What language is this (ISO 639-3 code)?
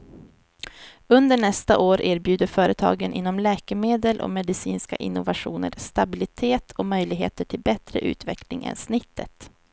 swe